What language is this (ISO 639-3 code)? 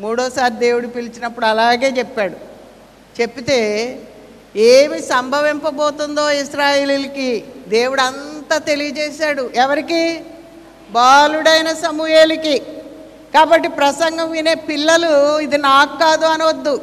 tel